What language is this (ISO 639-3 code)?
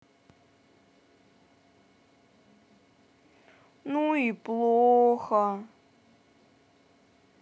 rus